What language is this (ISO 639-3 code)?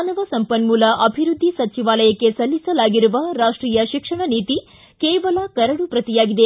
kan